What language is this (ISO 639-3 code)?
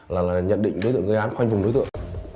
vie